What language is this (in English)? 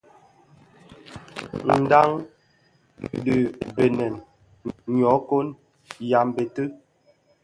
Bafia